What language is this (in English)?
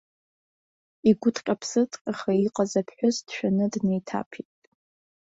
Abkhazian